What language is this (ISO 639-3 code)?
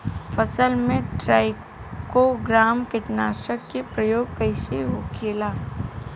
bho